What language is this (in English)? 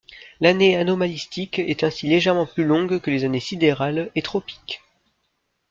French